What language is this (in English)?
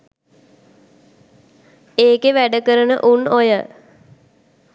Sinhala